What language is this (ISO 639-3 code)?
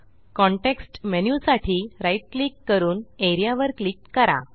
mar